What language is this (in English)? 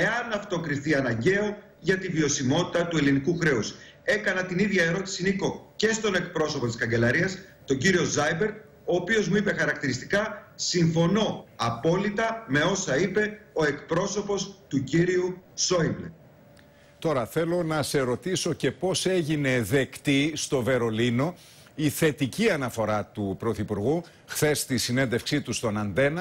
Greek